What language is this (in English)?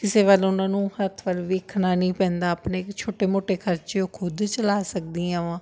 Punjabi